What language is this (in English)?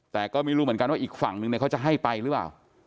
Thai